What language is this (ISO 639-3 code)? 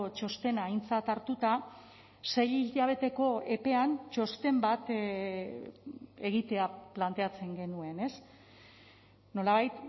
eus